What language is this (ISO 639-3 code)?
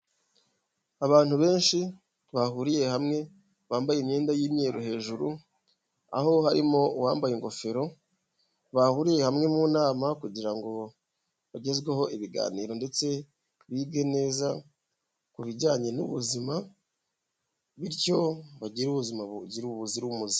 kin